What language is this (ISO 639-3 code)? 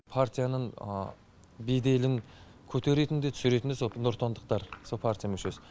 kaz